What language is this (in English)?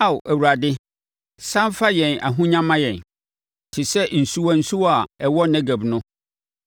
Akan